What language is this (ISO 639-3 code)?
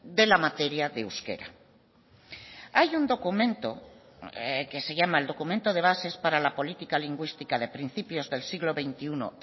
spa